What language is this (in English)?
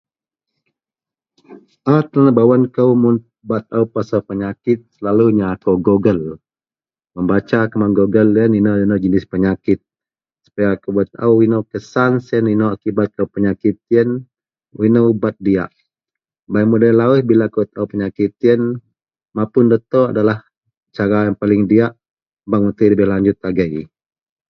Central Melanau